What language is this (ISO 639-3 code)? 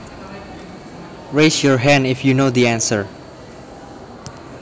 jav